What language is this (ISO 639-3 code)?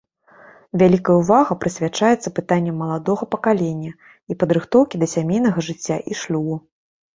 bel